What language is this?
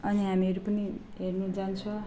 Nepali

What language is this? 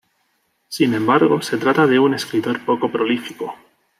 Spanish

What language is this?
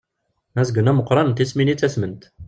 Kabyle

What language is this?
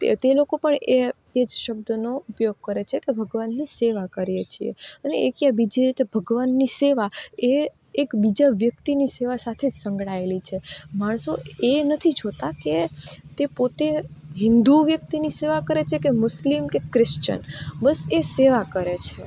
Gujarati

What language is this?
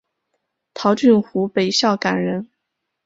Chinese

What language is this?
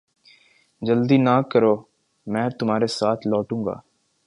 Urdu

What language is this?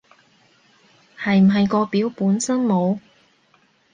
Cantonese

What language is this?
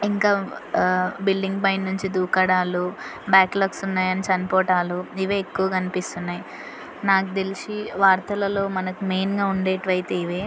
Telugu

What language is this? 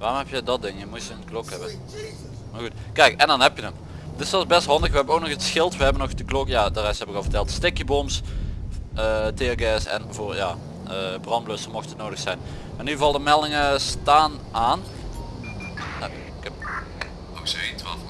Dutch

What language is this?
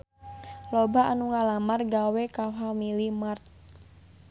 Sundanese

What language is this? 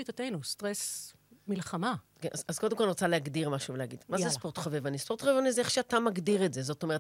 Hebrew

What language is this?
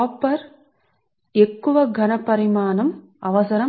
Telugu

